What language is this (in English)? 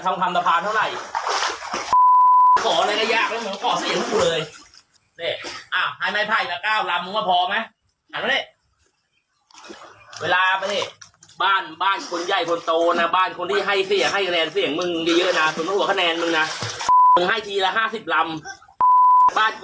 Thai